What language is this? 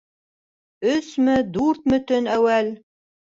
Bashkir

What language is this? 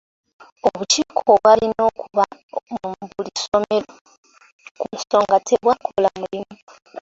Ganda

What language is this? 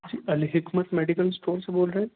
Urdu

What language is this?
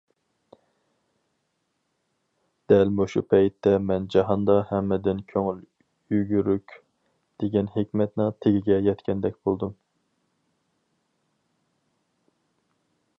Uyghur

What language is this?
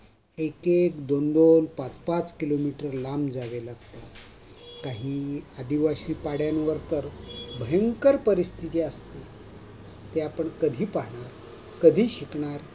Marathi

